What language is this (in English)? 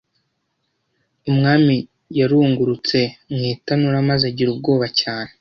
Kinyarwanda